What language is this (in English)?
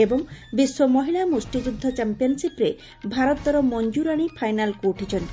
Odia